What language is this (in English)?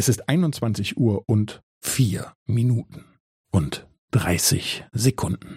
German